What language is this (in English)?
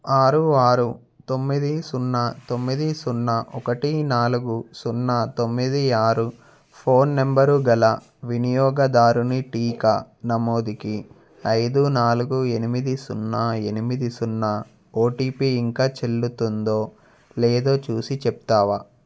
Telugu